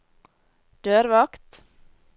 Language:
Norwegian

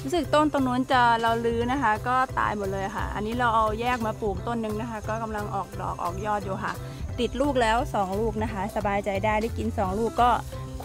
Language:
Thai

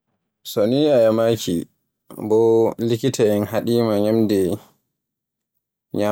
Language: Borgu Fulfulde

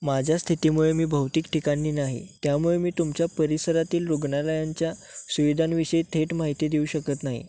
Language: Marathi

